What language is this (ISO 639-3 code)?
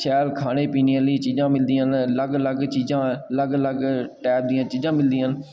doi